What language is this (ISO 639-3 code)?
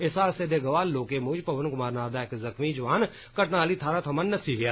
doi